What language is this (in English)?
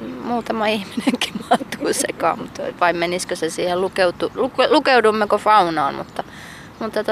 Finnish